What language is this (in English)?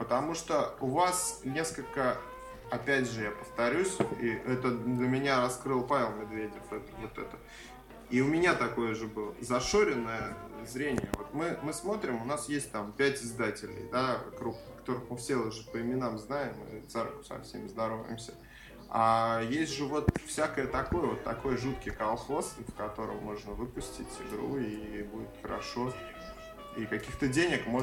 Russian